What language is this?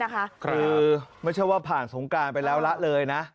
Thai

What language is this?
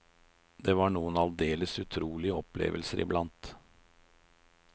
Norwegian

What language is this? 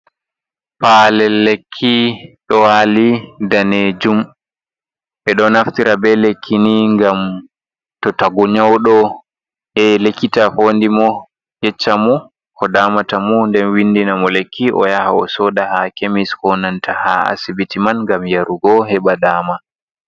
Fula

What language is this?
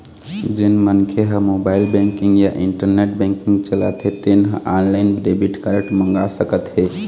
Chhattisgarhi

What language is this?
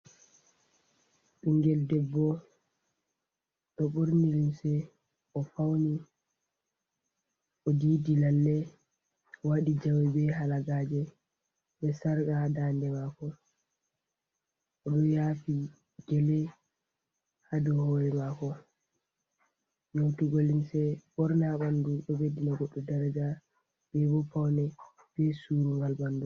Fula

